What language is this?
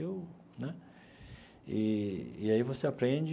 Portuguese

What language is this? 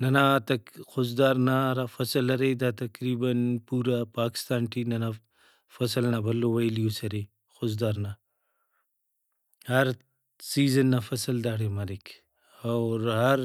Brahui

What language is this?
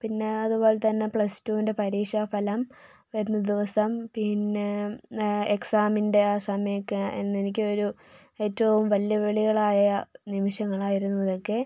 Malayalam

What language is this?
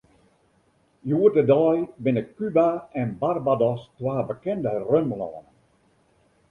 Western Frisian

